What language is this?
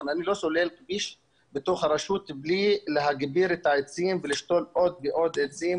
Hebrew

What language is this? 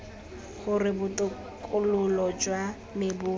Tswana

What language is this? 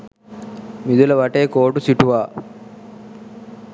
Sinhala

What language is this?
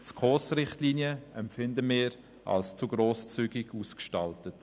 Swiss German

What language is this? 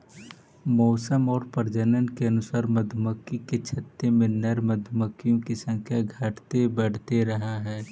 Magahi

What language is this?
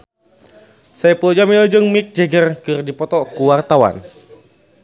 Sundanese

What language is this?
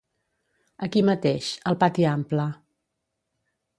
Catalan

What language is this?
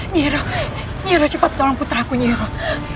Indonesian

